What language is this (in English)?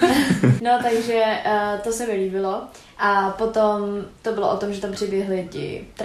Czech